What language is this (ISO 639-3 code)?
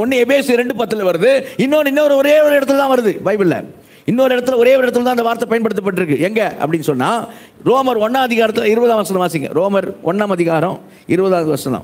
tam